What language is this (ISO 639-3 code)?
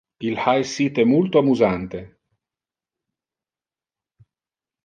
ina